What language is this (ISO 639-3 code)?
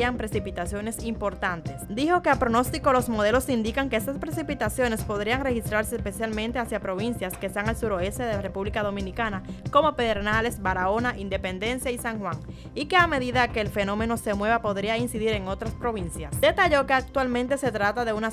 spa